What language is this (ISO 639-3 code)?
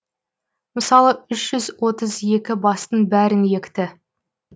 kaz